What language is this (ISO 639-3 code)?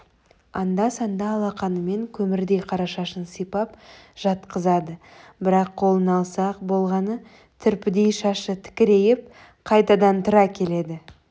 kaz